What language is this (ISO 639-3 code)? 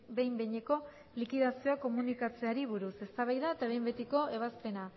eus